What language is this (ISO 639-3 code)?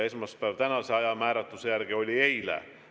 est